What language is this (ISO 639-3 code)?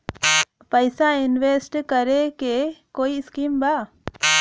bho